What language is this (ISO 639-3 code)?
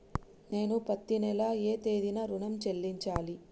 tel